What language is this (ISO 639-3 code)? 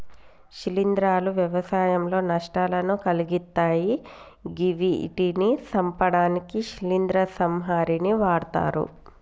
tel